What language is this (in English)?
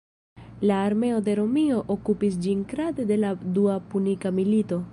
Esperanto